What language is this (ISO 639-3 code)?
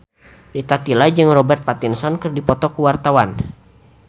sun